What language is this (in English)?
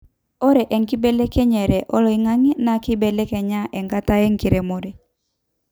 Masai